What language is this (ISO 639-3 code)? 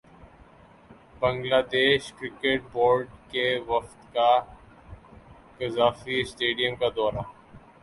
urd